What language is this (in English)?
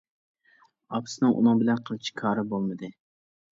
Uyghur